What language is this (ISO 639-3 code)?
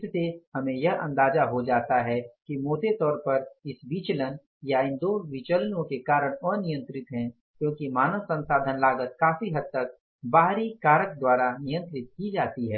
hin